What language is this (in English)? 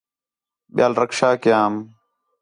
Khetrani